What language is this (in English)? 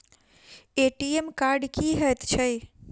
Maithili